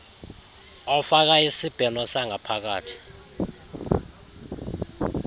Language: Xhosa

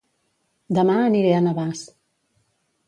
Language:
Catalan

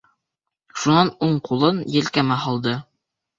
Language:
Bashkir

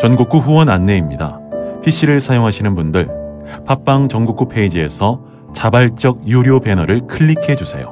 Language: Korean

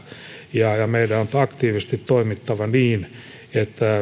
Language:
Finnish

